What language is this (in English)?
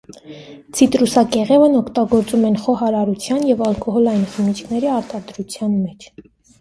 Armenian